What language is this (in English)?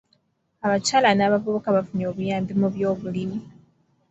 Ganda